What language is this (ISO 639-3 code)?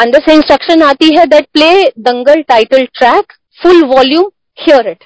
hin